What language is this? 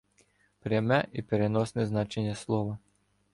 Ukrainian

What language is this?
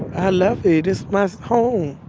English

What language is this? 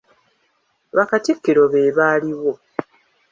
Ganda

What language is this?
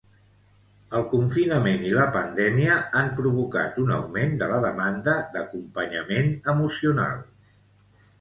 Catalan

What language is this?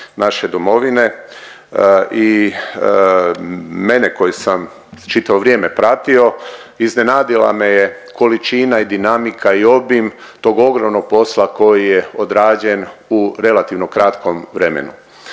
Croatian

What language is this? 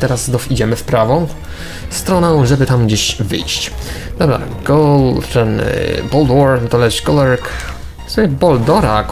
Polish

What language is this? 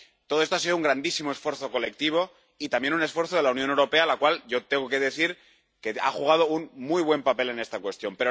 Spanish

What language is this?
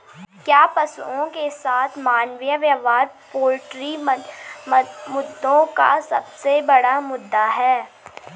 Hindi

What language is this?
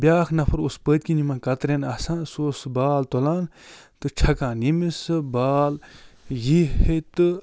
Kashmiri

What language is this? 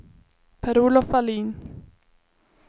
Swedish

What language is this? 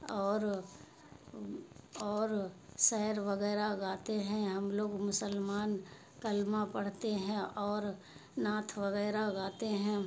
Urdu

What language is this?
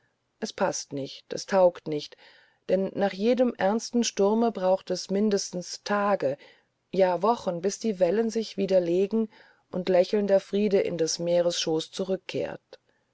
German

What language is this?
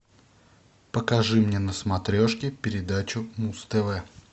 Russian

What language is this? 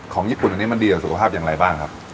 Thai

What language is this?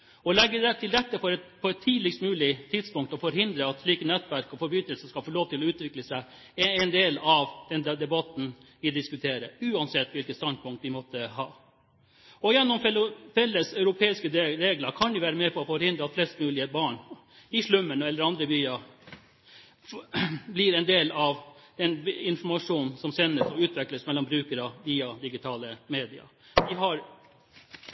Norwegian Bokmål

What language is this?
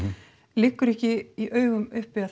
Icelandic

